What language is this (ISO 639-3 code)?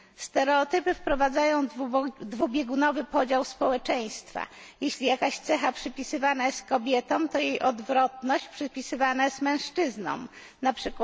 pol